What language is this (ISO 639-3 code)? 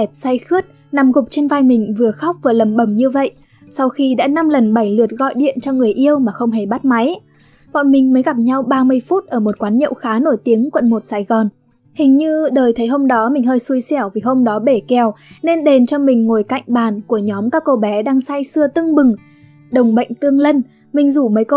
vie